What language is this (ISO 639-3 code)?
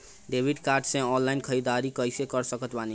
bho